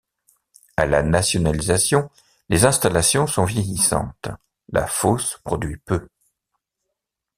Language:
French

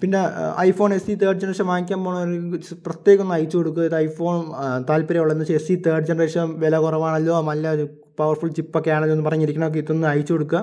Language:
Malayalam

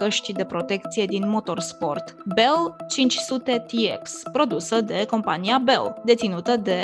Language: Romanian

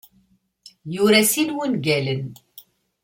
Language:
Kabyle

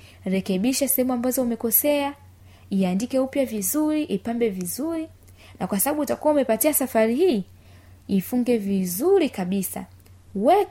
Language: Swahili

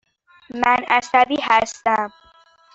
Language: Persian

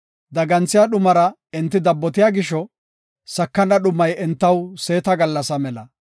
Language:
Gofa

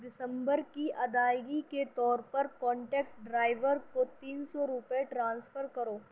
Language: Urdu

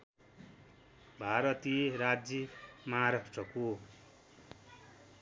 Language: Nepali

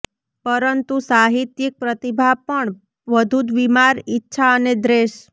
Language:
Gujarati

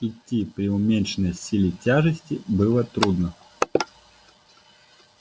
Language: Russian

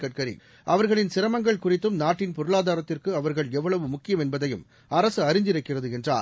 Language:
Tamil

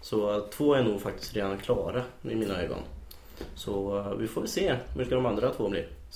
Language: Swedish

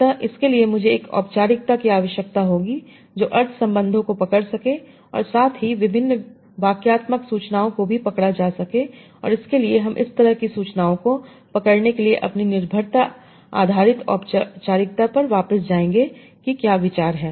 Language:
Hindi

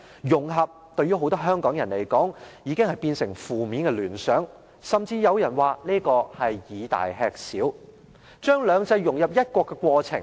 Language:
Cantonese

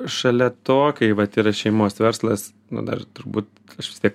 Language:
Lithuanian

